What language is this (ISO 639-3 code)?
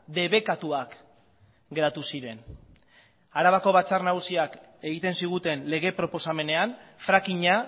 eus